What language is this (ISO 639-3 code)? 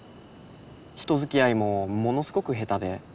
jpn